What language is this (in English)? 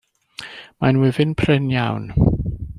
Welsh